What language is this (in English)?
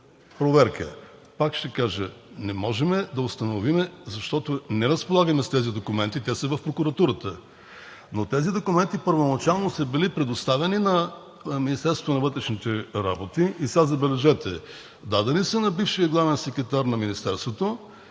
Bulgarian